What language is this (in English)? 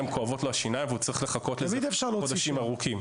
Hebrew